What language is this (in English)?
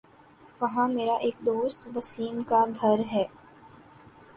Urdu